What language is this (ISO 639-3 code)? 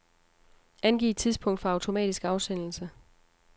dan